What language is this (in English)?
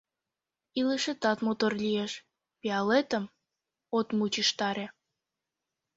Mari